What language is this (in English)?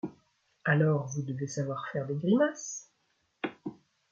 French